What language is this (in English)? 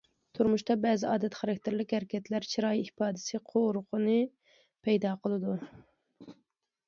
Uyghur